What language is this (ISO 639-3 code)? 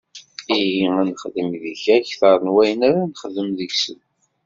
kab